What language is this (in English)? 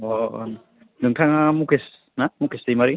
Bodo